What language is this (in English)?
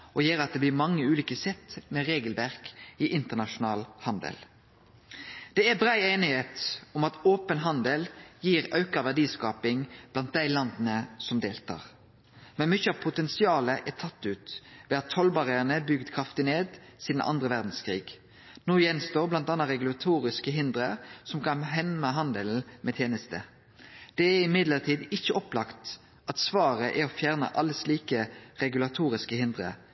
Norwegian Nynorsk